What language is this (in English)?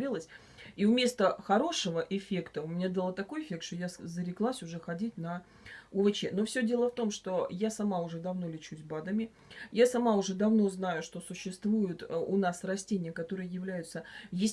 Russian